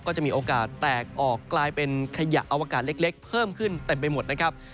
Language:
Thai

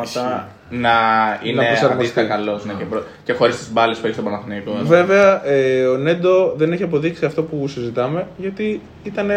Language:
Greek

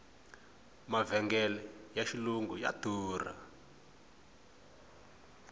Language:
Tsonga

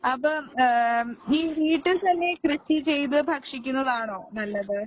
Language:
Malayalam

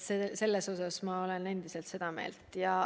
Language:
Estonian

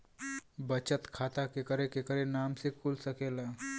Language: Bhojpuri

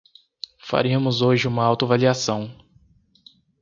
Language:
Portuguese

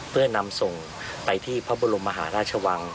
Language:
Thai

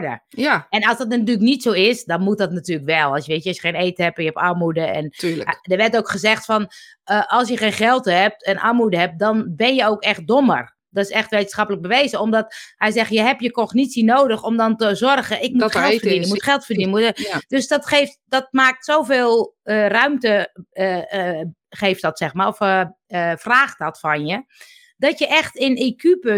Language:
Dutch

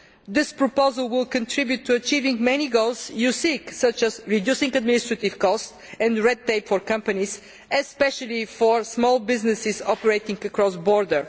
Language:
English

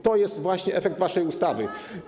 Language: Polish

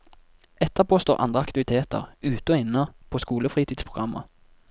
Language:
Norwegian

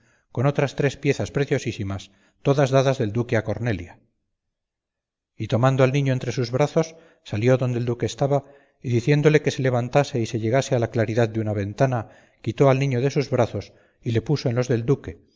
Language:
Spanish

